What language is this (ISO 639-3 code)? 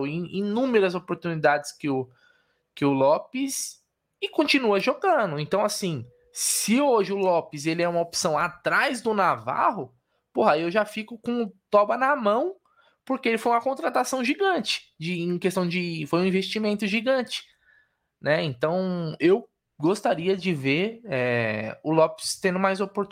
por